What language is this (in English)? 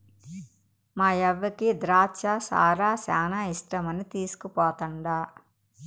Telugu